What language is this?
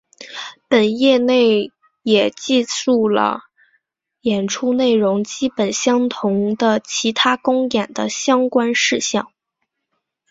Chinese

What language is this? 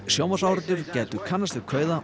Icelandic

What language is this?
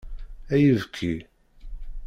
Kabyle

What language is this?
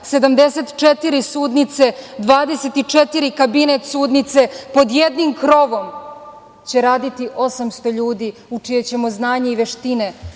Serbian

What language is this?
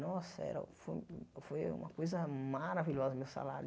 Portuguese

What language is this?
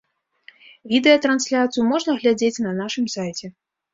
Belarusian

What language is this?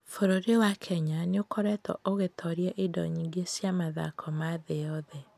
Kikuyu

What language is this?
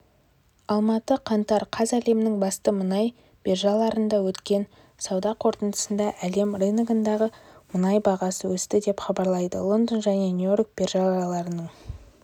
Kazakh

